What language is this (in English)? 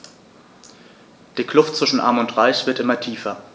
German